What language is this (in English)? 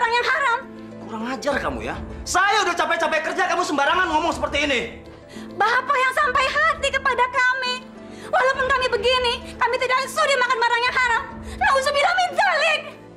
Indonesian